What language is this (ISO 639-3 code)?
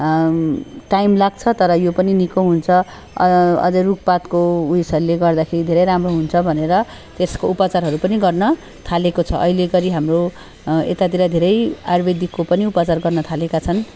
nep